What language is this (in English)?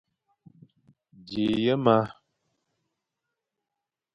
Fang